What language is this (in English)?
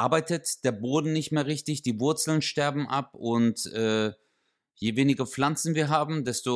German